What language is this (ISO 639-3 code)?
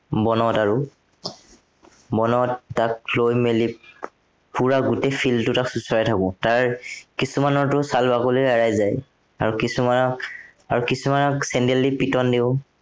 asm